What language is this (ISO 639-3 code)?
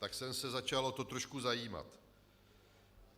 ces